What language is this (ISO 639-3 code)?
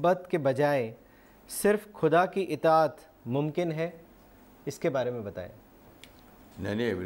urd